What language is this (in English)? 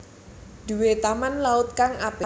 Javanese